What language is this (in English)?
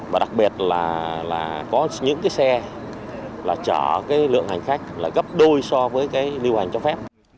Vietnamese